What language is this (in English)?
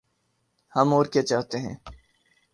Urdu